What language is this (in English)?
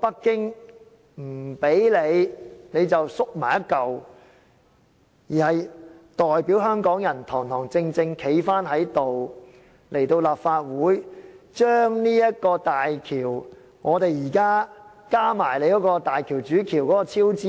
Cantonese